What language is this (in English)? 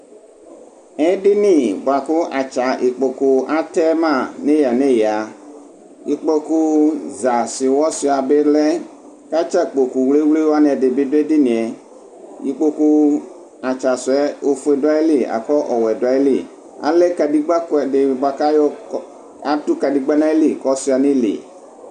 Ikposo